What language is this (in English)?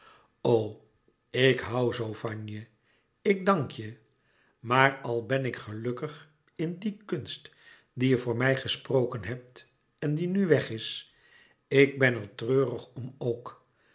Dutch